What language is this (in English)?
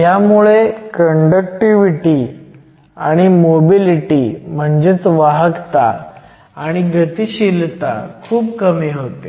Marathi